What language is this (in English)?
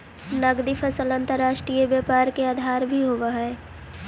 Magahi